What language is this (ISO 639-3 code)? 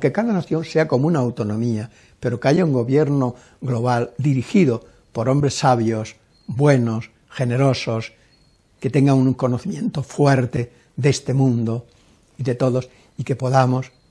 spa